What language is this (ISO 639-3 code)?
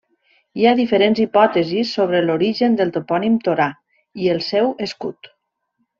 cat